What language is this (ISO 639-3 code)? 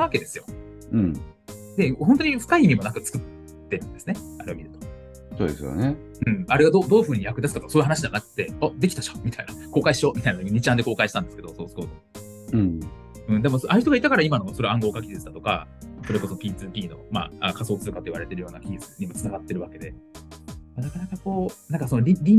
jpn